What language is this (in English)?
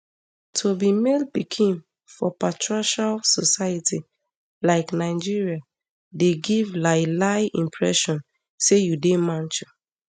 Nigerian Pidgin